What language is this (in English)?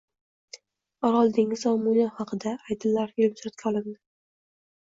Uzbek